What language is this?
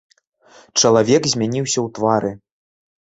Belarusian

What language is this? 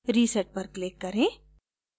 Hindi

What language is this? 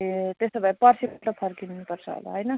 Nepali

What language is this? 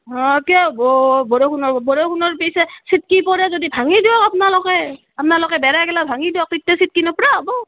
Assamese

